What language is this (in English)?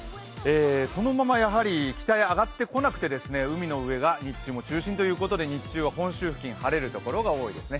Japanese